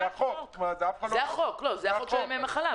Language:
Hebrew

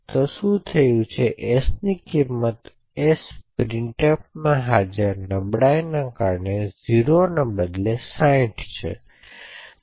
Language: Gujarati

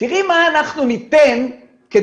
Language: Hebrew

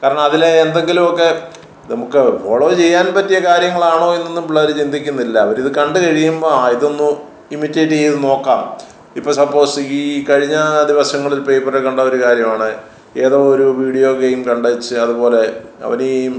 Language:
Malayalam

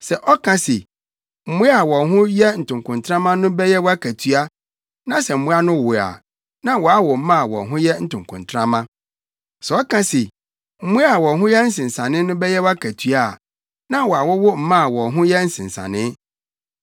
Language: Akan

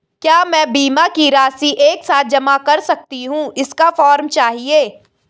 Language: Hindi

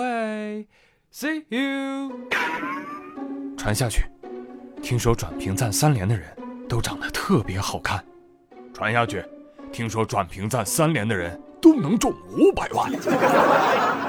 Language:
Chinese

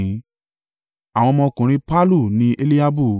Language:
Yoruba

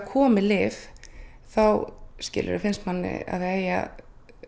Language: Icelandic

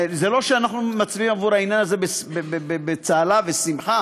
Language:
Hebrew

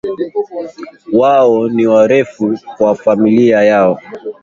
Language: Swahili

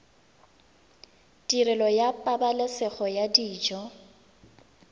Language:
Tswana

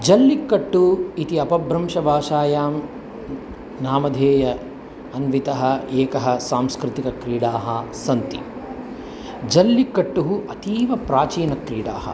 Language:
Sanskrit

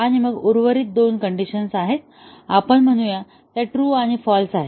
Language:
Marathi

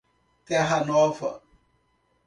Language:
Portuguese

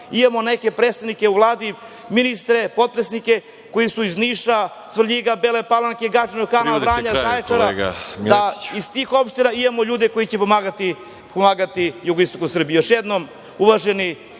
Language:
Serbian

